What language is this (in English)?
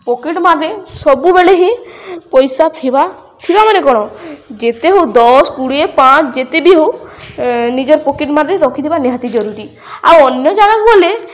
Odia